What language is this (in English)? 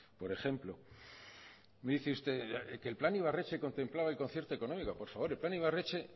Spanish